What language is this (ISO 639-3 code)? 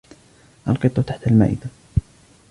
ara